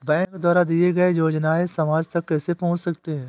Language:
Hindi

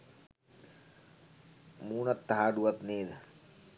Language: Sinhala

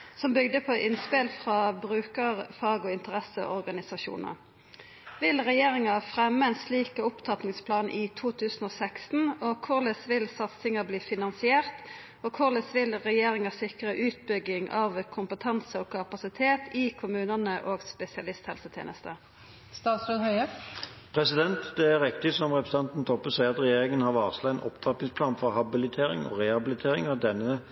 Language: Norwegian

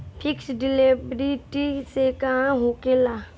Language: Bhojpuri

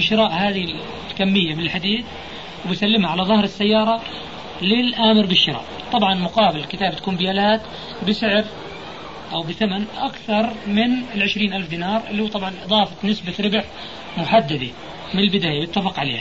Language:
Arabic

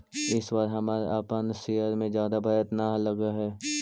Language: Magahi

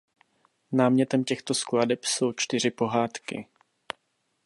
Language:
Czech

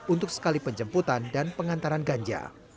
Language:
Indonesian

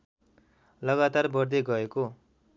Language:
Nepali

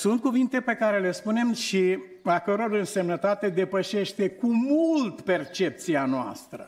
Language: Romanian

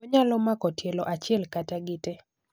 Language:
Luo (Kenya and Tanzania)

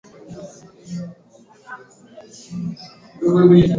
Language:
Swahili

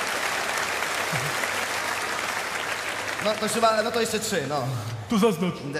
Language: Polish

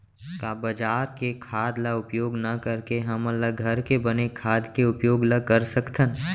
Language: Chhattisgarhi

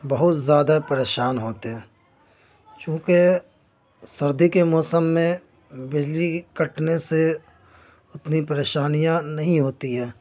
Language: Urdu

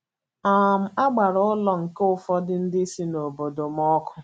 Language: Igbo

